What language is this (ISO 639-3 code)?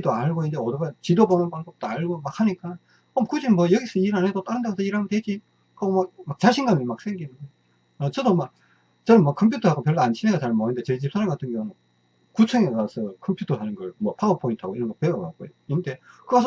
kor